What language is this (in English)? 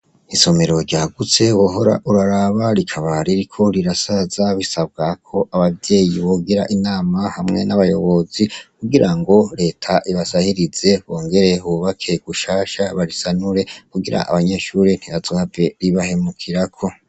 Rundi